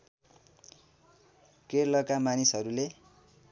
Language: Nepali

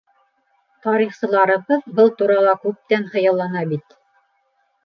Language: Bashkir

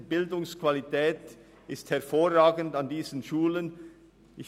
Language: Swiss German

